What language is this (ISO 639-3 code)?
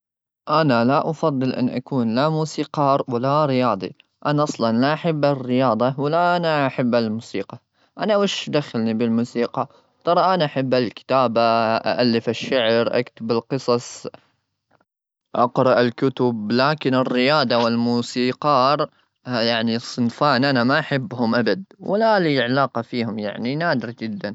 afb